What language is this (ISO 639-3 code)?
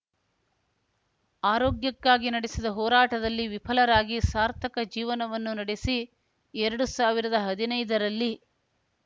kan